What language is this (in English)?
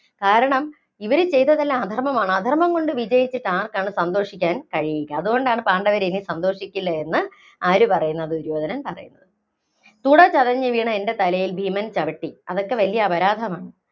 Malayalam